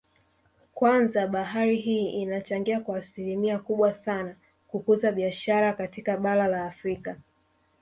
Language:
Swahili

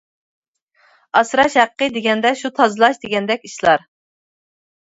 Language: Uyghur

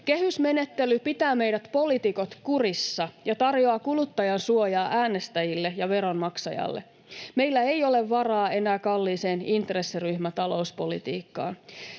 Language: Finnish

